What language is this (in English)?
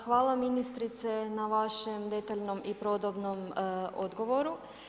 Croatian